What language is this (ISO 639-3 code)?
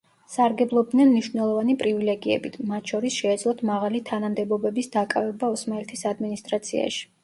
kat